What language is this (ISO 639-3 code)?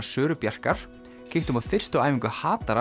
isl